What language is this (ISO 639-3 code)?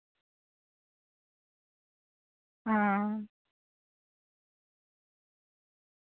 doi